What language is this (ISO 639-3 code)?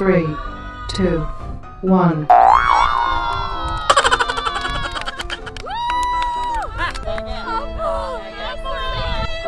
kor